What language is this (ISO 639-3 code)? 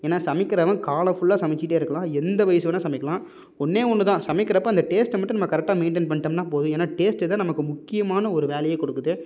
tam